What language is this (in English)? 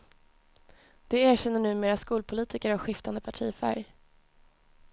Swedish